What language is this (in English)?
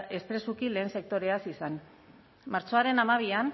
Basque